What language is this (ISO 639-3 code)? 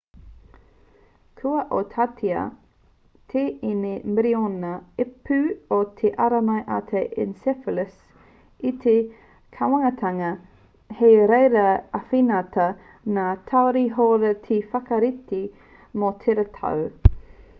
mri